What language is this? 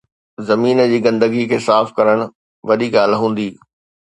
Sindhi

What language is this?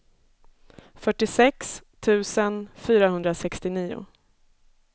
Swedish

